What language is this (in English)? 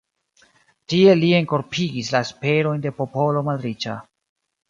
Esperanto